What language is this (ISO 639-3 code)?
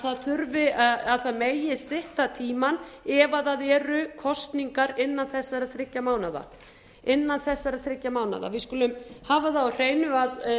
isl